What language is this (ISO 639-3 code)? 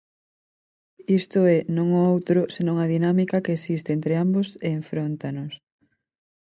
glg